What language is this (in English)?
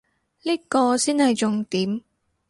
Cantonese